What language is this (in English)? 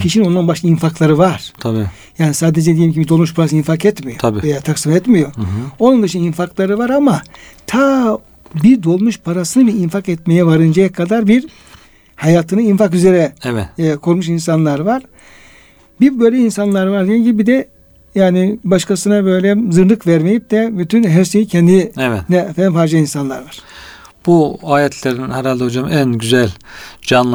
Turkish